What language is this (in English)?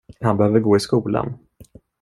Swedish